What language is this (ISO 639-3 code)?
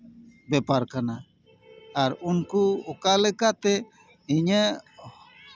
sat